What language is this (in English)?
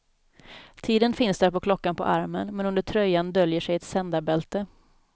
Swedish